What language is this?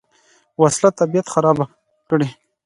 Pashto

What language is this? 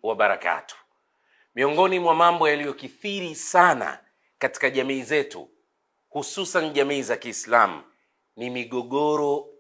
Swahili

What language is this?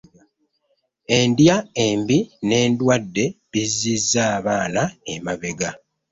Ganda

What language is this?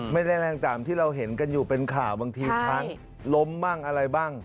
Thai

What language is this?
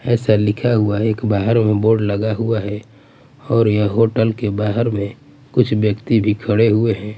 Hindi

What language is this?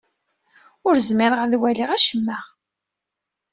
Kabyle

